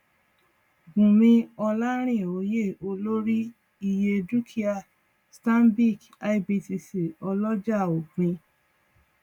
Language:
Yoruba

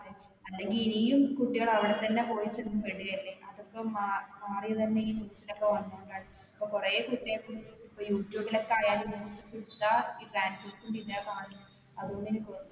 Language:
Malayalam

